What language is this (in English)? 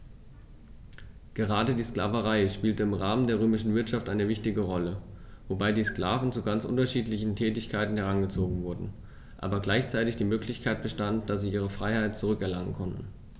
German